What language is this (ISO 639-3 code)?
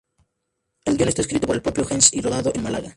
spa